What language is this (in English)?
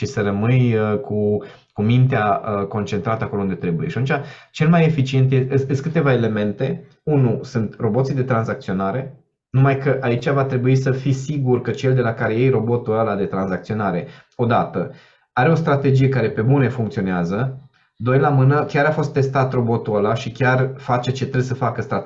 Romanian